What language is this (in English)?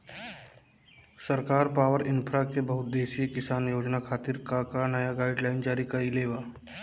Bhojpuri